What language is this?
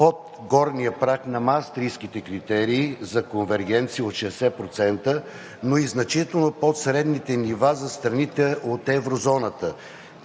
Bulgarian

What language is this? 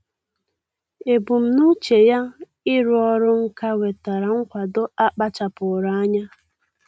Igbo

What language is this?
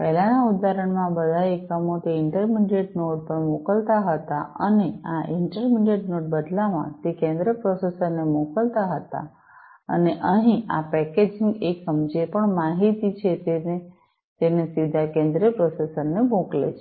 Gujarati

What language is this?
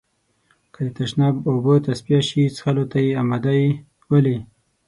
Pashto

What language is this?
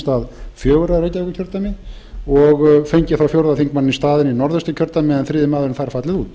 Icelandic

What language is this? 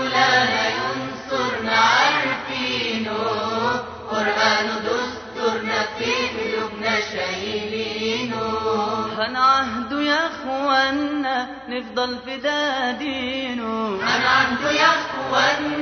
Arabic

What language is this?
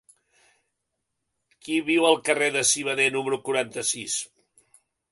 Catalan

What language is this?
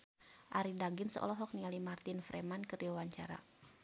Sundanese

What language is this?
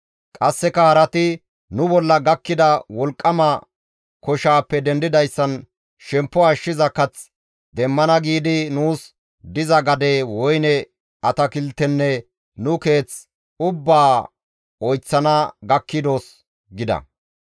Gamo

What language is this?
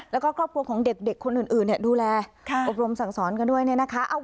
Thai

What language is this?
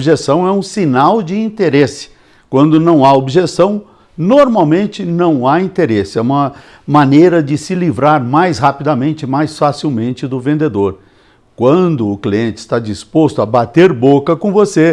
Portuguese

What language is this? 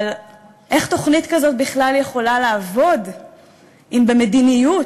Hebrew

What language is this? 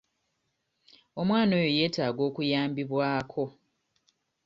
Ganda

